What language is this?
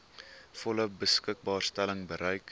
Afrikaans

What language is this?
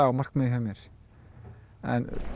Icelandic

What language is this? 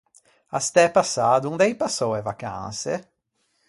Ligurian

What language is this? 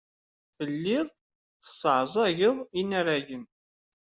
Kabyle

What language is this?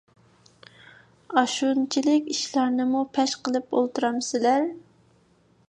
Uyghur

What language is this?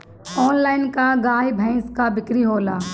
Bhojpuri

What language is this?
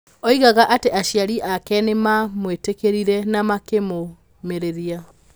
Kikuyu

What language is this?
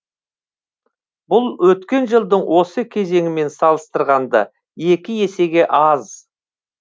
Kazakh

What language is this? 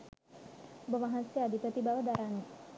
Sinhala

